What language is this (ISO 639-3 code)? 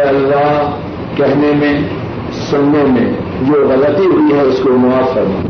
urd